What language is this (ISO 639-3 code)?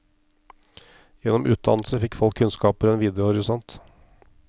nor